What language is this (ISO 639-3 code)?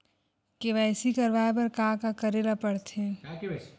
hne